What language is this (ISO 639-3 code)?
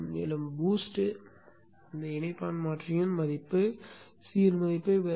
tam